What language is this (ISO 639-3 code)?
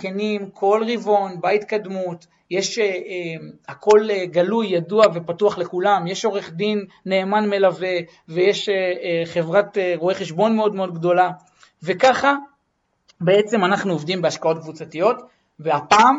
heb